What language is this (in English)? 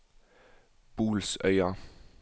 Norwegian